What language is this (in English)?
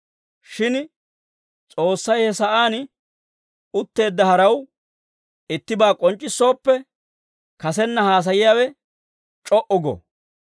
Dawro